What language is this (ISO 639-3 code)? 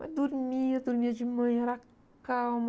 por